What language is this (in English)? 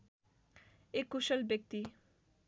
Nepali